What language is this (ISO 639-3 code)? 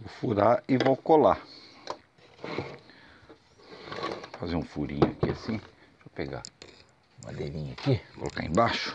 por